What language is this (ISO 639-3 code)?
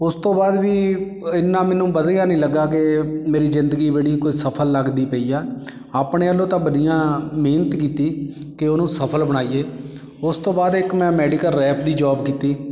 pan